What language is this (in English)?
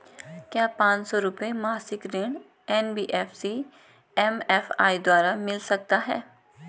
Hindi